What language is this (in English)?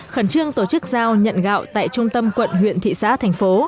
Vietnamese